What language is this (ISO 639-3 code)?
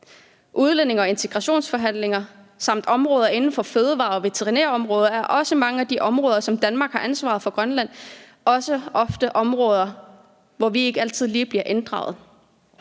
dan